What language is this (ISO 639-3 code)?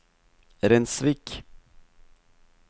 nor